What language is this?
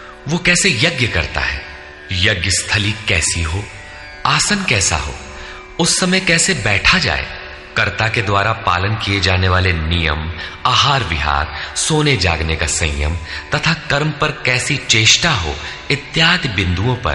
Hindi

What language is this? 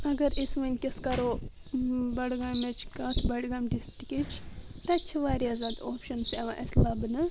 Kashmiri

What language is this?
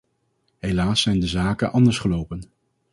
Dutch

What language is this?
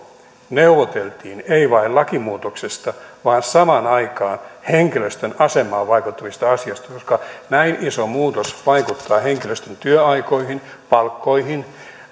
Finnish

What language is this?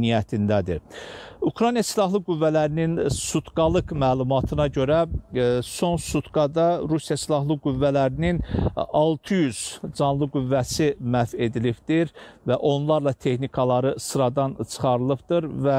Turkish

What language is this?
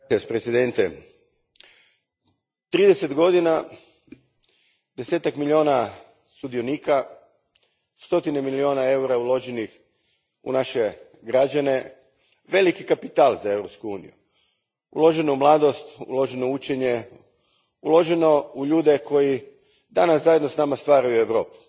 Croatian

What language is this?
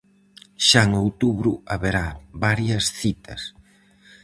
Galician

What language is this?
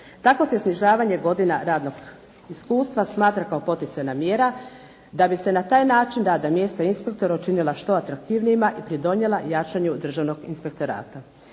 Croatian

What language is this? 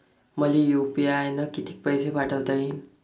Marathi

